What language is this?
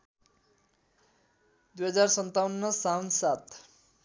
Nepali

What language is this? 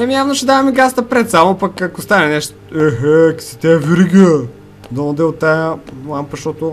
Bulgarian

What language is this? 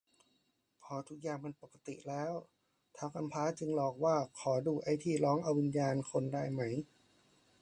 Thai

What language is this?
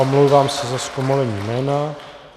Czech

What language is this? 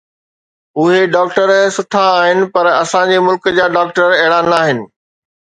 Sindhi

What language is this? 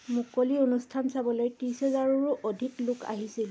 Assamese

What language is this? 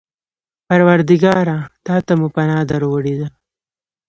Pashto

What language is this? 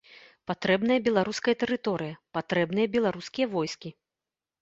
Belarusian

